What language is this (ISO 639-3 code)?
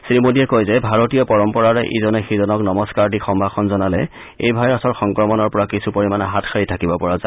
asm